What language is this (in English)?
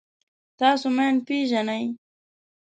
Pashto